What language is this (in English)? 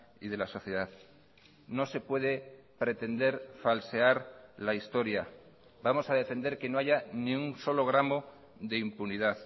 Spanish